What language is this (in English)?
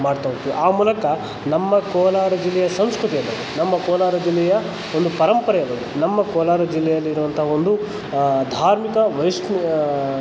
Kannada